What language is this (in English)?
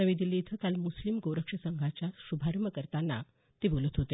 Marathi